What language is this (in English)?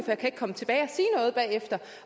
Danish